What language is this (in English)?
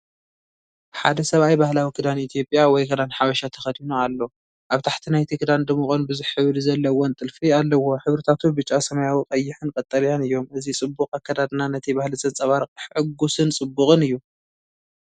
Tigrinya